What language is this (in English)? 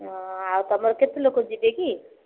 Odia